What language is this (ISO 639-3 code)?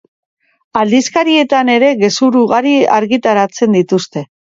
eus